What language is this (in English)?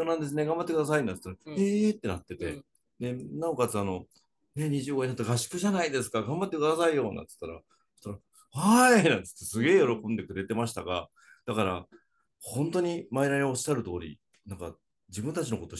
Japanese